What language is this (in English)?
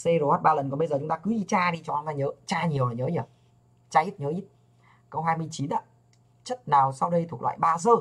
Vietnamese